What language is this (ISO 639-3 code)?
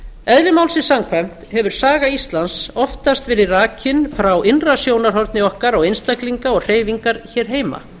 isl